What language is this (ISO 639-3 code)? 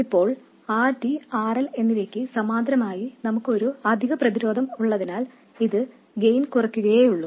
mal